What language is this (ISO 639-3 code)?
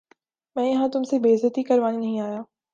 urd